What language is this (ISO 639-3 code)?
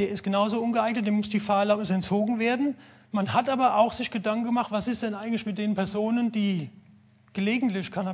deu